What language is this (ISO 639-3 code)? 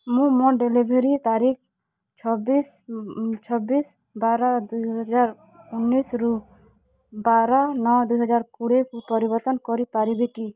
ori